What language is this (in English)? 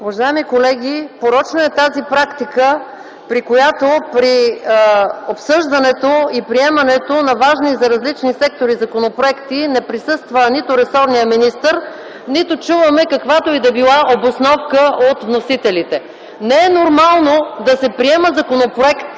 Bulgarian